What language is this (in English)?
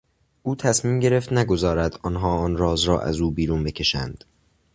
Persian